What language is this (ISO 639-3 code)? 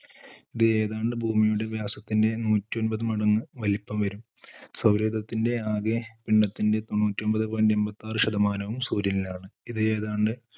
mal